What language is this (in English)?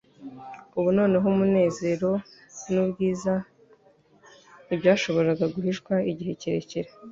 Kinyarwanda